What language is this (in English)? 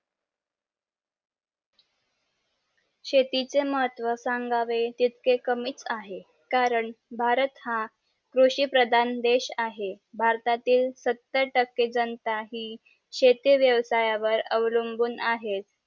Marathi